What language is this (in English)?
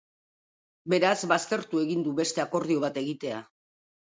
Basque